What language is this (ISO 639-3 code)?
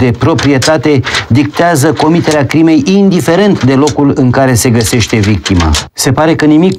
ron